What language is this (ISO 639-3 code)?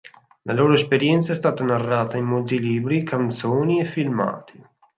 ita